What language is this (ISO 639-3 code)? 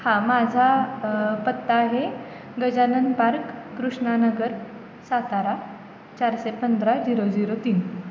mar